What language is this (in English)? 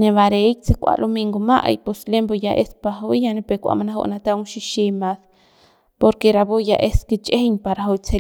Central Pame